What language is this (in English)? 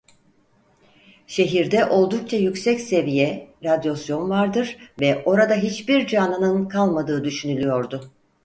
Turkish